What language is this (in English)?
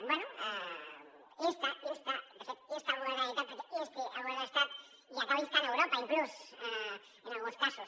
Catalan